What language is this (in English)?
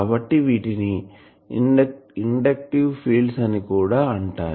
Telugu